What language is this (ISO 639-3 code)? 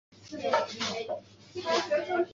zho